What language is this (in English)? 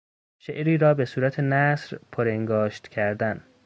Persian